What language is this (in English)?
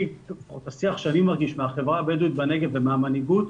Hebrew